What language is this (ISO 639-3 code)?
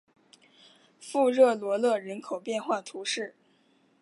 zho